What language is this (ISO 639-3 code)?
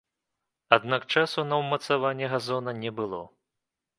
bel